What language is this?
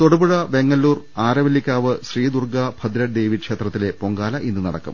Malayalam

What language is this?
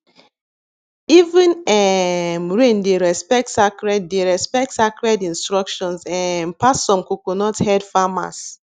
Nigerian Pidgin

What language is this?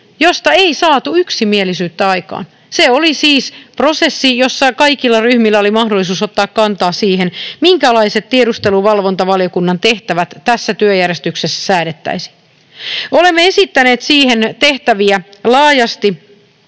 Finnish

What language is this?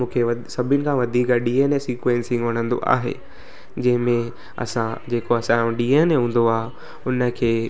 Sindhi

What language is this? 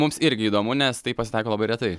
Lithuanian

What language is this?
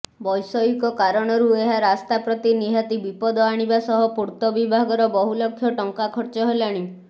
Odia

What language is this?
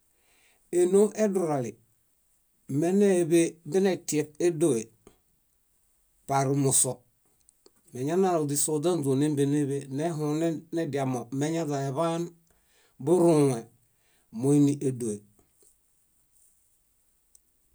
Bayot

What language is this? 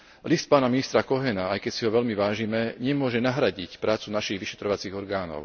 Slovak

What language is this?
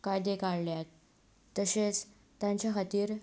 Konkani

